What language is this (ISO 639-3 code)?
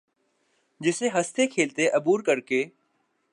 urd